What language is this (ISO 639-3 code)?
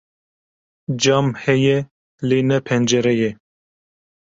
kur